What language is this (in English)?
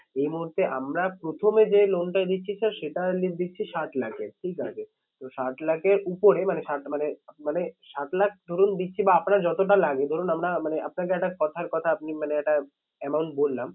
Bangla